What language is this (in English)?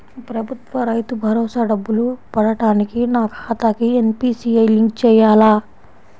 Telugu